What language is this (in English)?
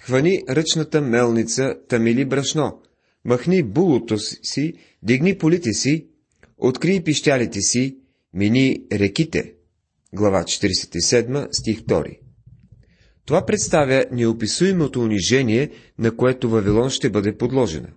Bulgarian